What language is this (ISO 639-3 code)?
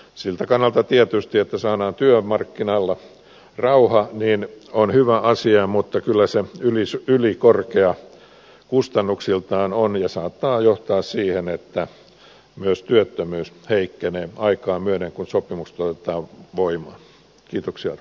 fin